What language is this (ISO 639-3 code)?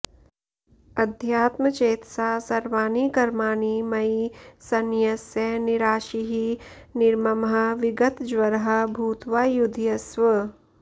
san